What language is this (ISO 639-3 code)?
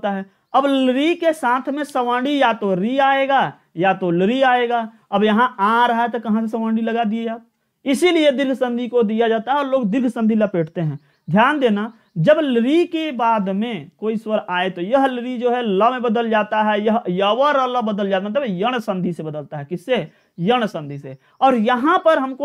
hin